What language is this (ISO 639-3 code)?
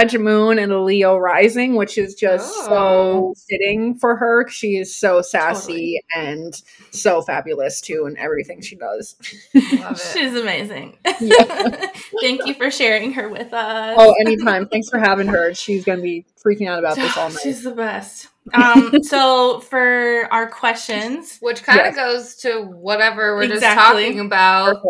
eng